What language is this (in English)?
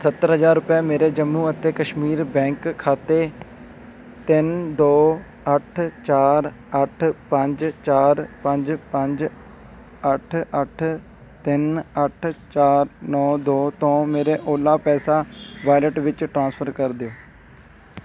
Punjabi